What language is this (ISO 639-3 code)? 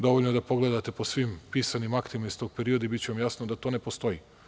srp